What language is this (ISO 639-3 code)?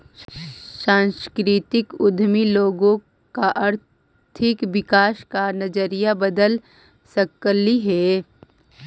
mag